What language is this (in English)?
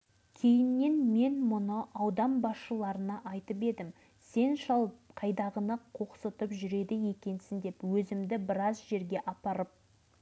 Kazakh